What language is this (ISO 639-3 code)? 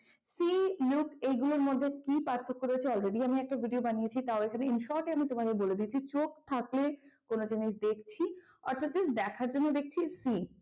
ben